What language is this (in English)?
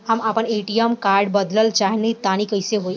Bhojpuri